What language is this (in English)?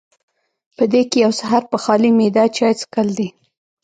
Pashto